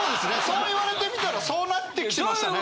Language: Japanese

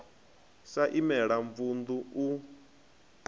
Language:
Venda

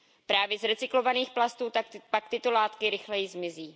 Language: Czech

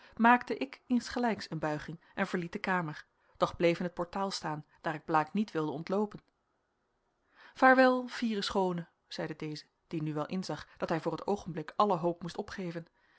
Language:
Dutch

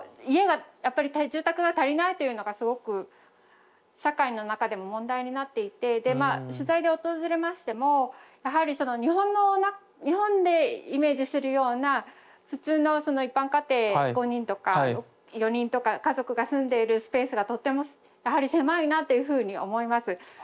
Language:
Japanese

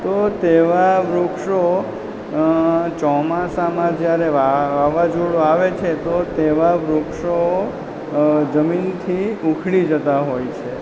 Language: Gujarati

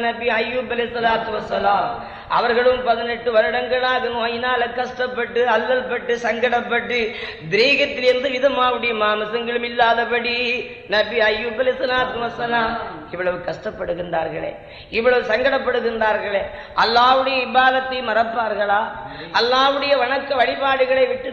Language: Tamil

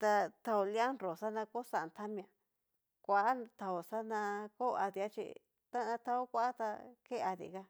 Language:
Cacaloxtepec Mixtec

